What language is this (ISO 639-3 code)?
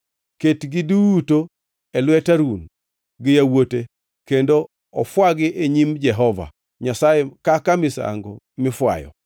luo